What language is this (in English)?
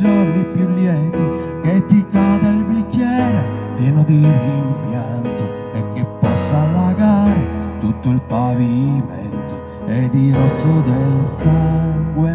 Italian